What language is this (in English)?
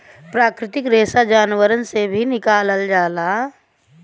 Bhojpuri